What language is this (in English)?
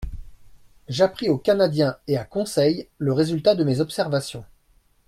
French